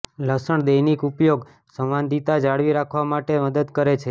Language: Gujarati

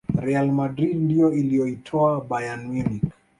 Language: Swahili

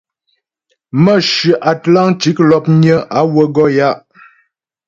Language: Ghomala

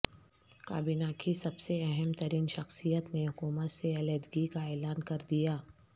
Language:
Urdu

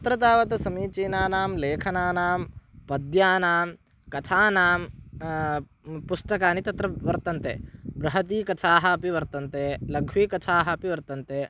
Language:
Sanskrit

